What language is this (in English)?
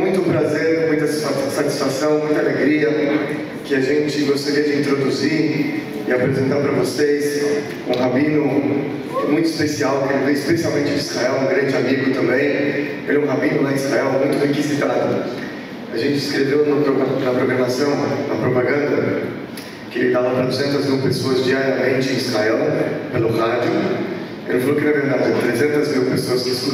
Portuguese